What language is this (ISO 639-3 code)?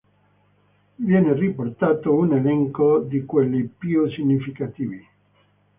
ita